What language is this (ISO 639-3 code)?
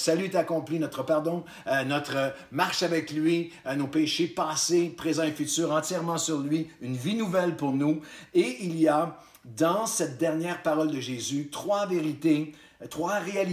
fra